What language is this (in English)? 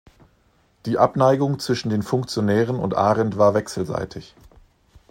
German